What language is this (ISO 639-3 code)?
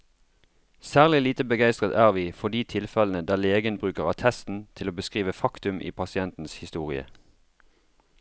nor